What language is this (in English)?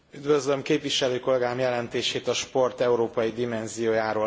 Hungarian